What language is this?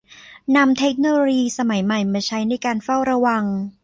Thai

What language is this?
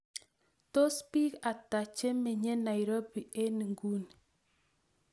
Kalenjin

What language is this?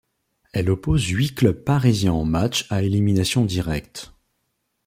French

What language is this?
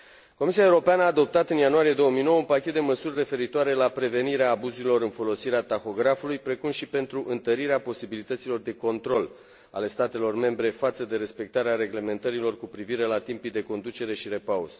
Romanian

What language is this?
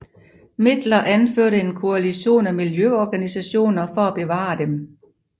Danish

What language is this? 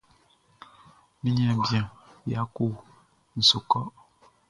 Baoulé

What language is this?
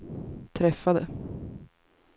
Swedish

